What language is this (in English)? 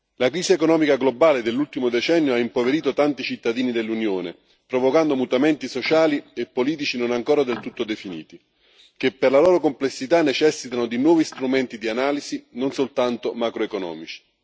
Italian